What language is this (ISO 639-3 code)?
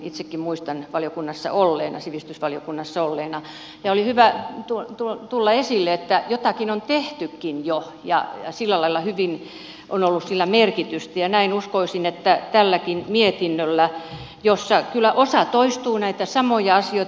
fin